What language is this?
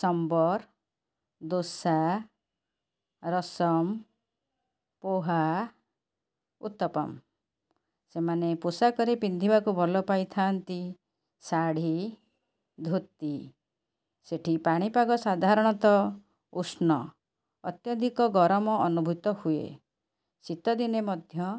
Odia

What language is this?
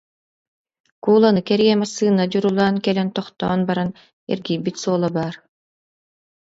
Yakut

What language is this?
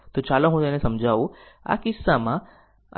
Gujarati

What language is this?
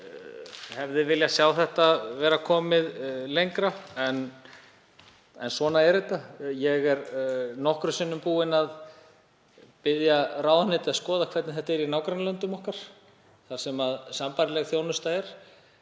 Icelandic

